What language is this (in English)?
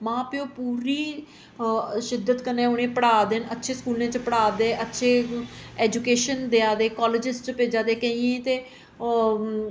Dogri